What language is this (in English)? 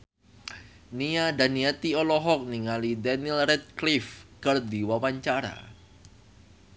Sundanese